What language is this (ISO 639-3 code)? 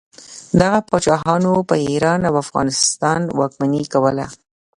pus